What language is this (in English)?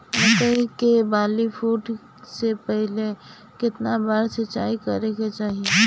Bhojpuri